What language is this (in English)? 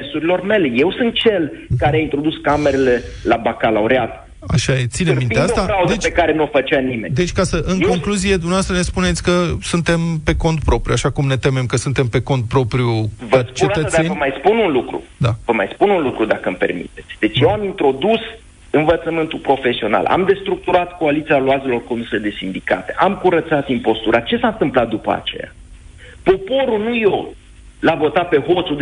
Romanian